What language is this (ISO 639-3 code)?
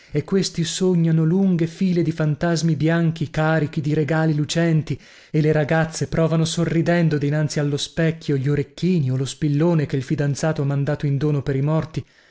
ita